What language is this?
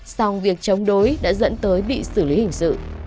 Vietnamese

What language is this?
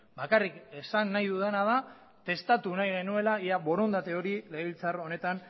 Basque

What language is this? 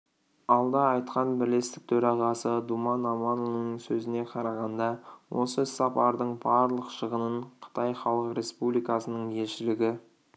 Kazakh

